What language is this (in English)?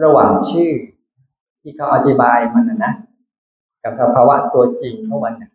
Thai